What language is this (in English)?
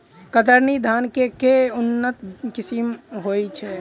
Maithili